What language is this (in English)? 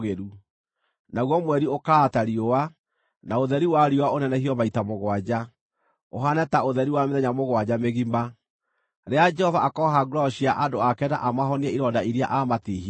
Kikuyu